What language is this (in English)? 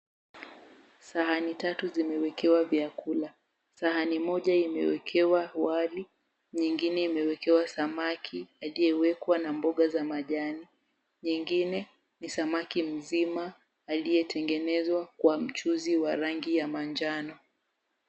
Swahili